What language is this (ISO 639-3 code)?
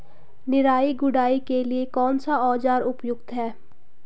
hin